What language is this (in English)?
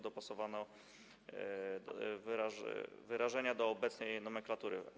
Polish